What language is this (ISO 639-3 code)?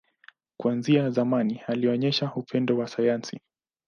swa